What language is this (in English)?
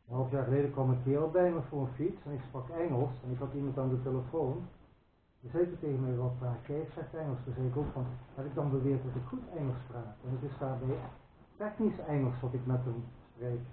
Dutch